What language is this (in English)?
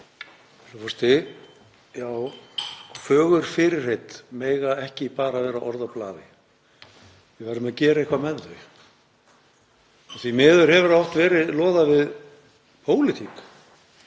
Icelandic